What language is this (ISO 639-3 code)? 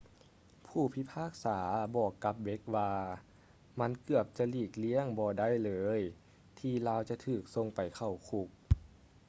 lao